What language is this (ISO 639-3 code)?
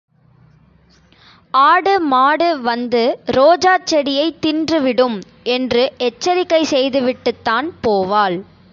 tam